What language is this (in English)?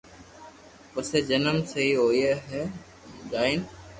Loarki